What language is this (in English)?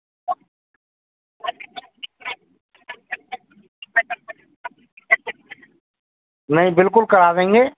Hindi